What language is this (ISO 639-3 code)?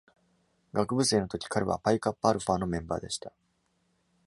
jpn